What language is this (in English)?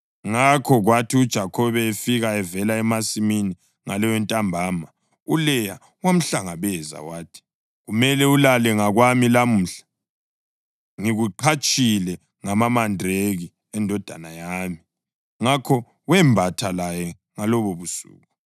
North Ndebele